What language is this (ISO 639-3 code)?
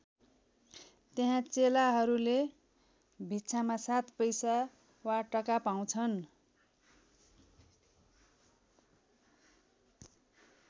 nep